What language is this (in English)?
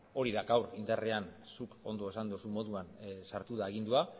Basque